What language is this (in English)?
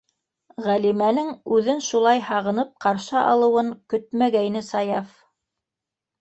Bashkir